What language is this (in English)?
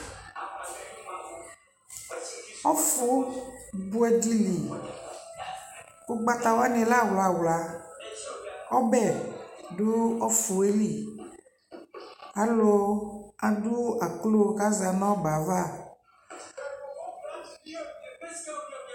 Ikposo